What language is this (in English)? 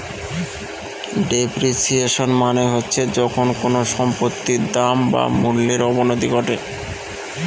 Bangla